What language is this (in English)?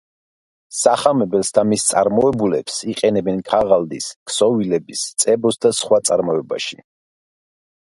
Georgian